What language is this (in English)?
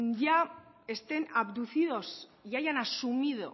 Spanish